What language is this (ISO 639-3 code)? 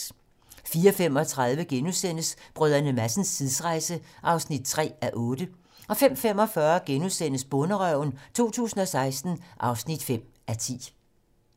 dan